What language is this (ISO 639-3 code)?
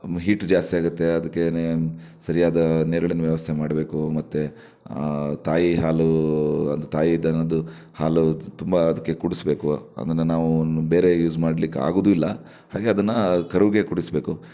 kan